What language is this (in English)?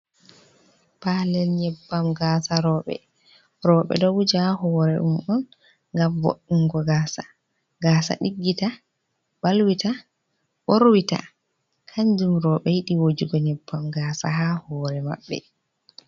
Fula